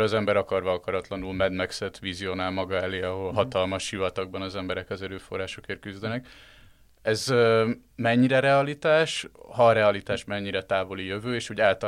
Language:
Hungarian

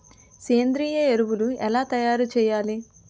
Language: Telugu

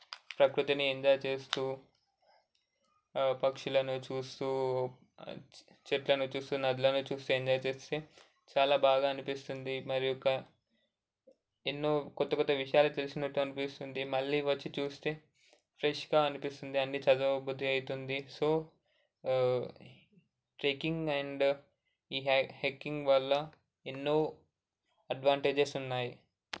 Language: Telugu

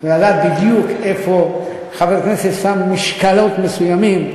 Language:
Hebrew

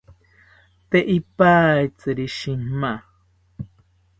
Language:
South Ucayali Ashéninka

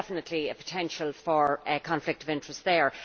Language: English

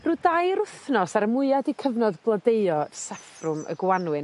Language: Welsh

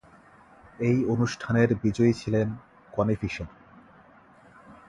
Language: Bangla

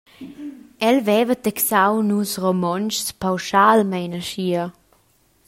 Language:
Romansh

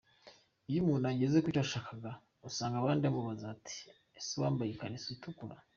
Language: Kinyarwanda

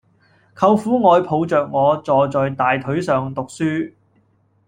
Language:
Cantonese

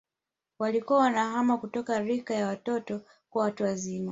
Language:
Swahili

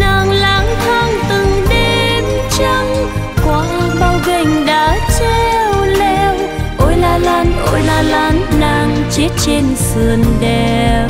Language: Vietnamese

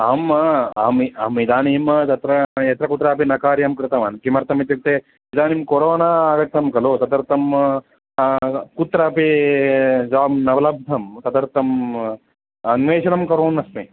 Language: Sanskrit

